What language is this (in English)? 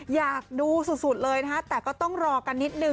Thai